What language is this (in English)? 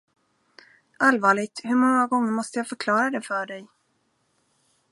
Swedish